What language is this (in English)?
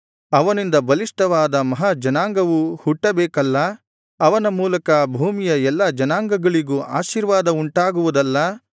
Kannada